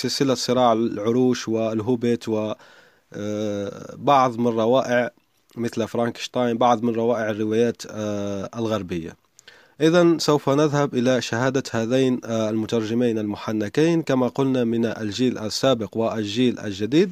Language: Arabic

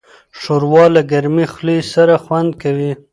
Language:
Pashto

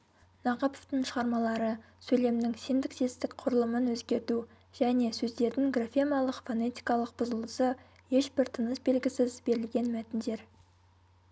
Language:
Kazakh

